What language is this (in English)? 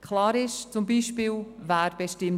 Swiss German